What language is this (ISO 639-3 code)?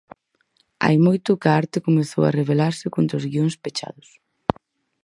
glg